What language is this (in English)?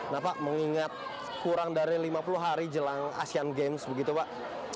Indonesian